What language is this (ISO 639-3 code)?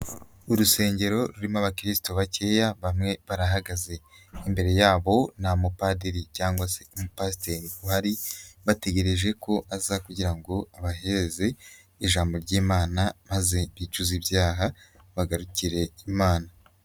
kin